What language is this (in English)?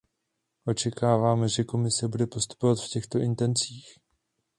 Czech